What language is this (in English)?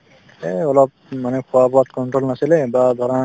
Assamese